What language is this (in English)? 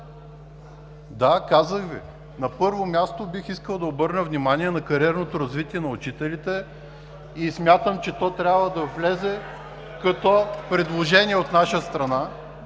Bulgarian